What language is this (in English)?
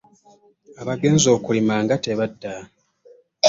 Ganda